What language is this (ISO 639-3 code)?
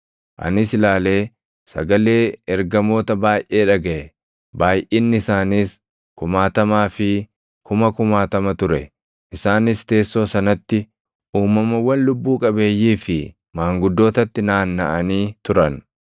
orm